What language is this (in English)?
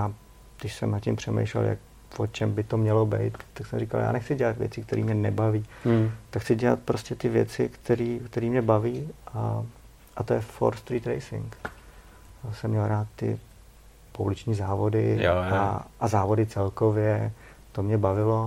Czech